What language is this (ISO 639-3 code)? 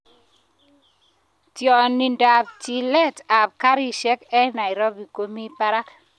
kln